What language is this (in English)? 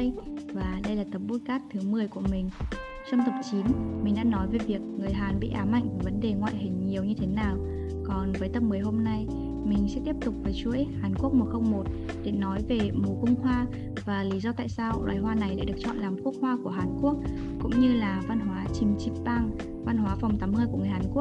Vietnamese